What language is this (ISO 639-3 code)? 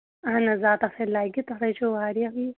kas